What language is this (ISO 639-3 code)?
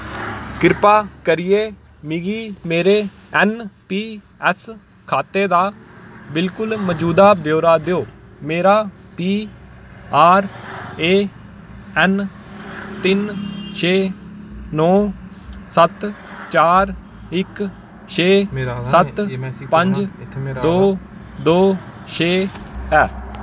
doi